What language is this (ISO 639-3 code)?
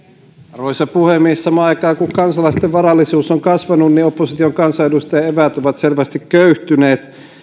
fin